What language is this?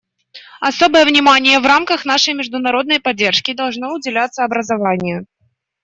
Russian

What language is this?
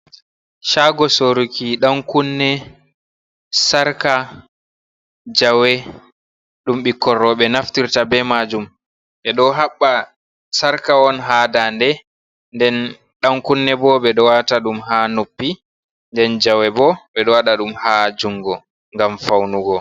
Fula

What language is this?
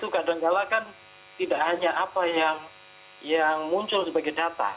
Indonesian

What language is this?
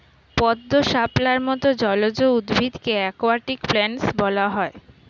Bangla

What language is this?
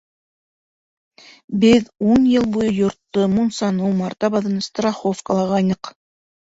Bashkir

